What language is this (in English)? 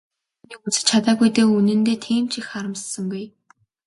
Mongolian